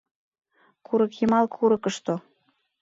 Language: Mari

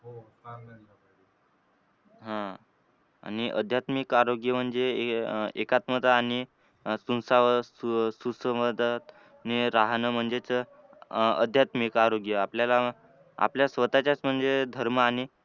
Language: Marathi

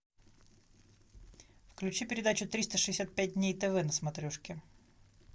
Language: Russian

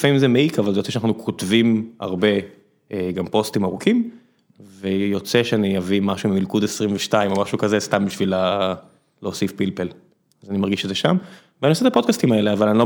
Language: Hebrew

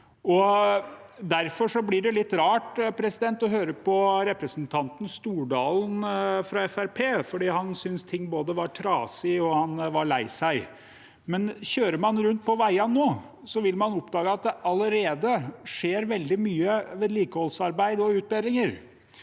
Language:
Norwegian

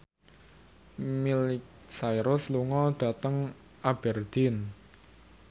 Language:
Javanese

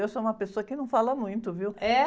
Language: Portuguese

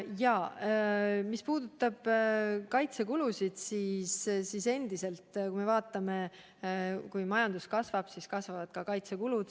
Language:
Estonian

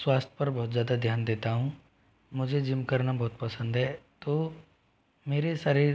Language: Hindi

